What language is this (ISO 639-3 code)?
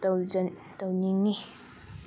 mni